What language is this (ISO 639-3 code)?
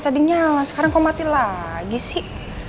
ind